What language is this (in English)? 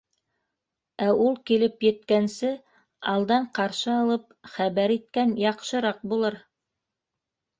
Bashkir